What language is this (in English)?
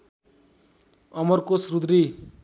Nepali